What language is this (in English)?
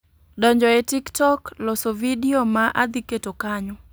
Luo (Kenya and Tanzania)